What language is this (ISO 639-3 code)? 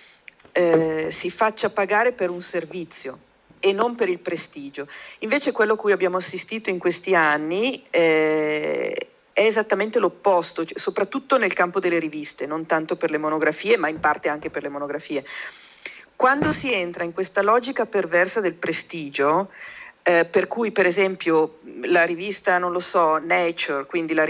ita